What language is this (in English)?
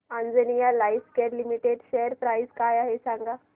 Marathi